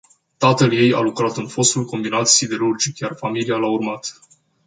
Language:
Romanian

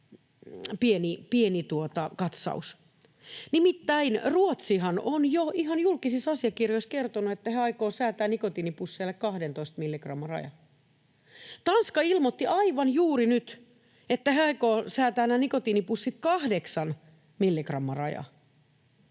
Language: Finnish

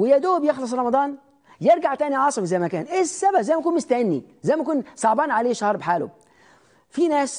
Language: Arabic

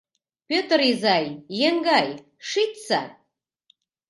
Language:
Mari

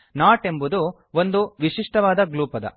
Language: Kannada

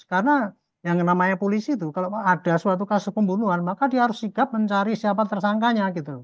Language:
Indonesian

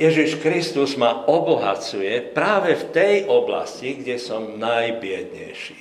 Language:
Slovak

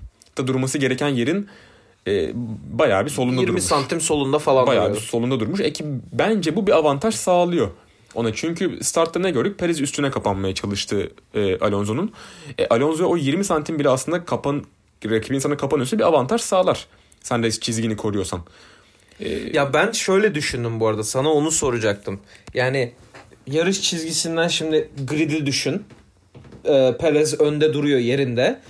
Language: Turkish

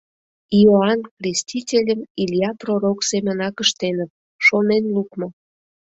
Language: Mari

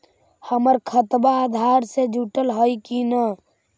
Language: Magahi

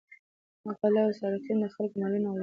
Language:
Pashto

